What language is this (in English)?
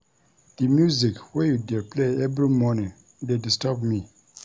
Nigerian Pidgin